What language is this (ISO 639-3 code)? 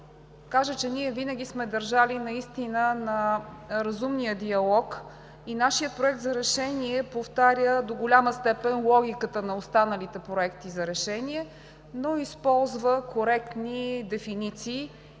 bul